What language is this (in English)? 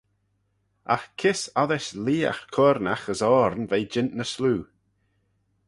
Manx